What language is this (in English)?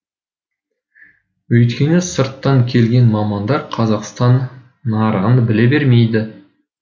Kazakh